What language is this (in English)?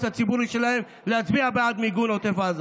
Hebrew